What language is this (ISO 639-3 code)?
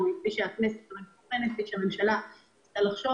heb